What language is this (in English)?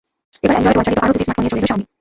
Bangla